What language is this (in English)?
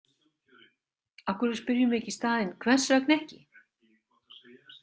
Icelandic